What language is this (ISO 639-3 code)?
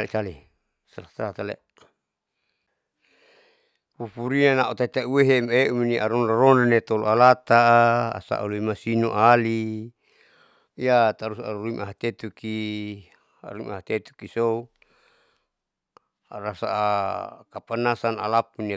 sau